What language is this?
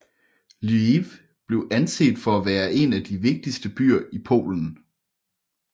Danish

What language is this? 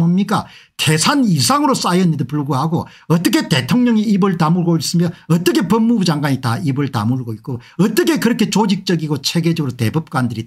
Korean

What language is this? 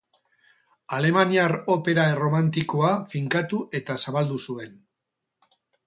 Basque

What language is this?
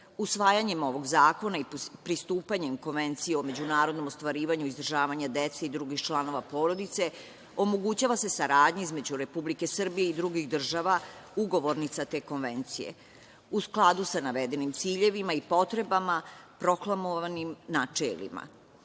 Serbian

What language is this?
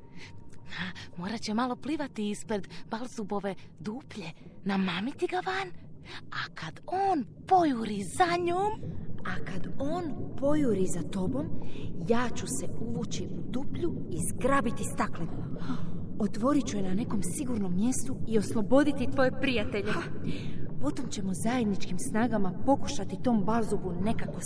Croatian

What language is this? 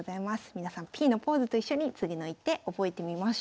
Japanese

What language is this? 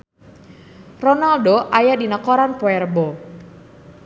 Sundanese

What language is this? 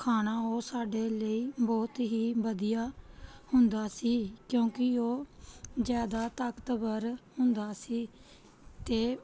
Punjabi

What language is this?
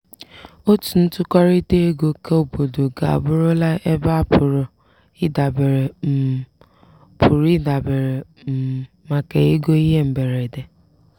Igbo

